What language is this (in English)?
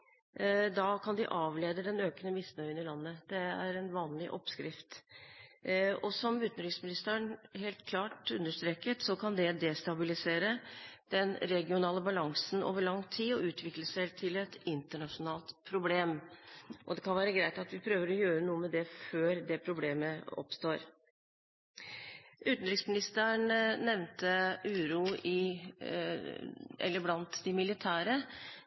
Norwegian Bokmål